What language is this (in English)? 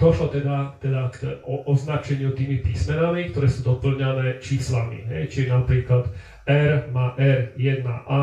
Slovak